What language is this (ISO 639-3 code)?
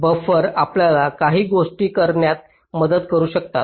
mar